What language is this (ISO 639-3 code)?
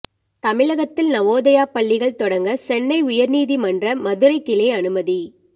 tam